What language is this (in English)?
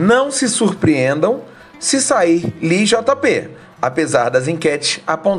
Portuguese